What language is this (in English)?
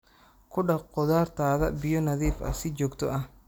Somali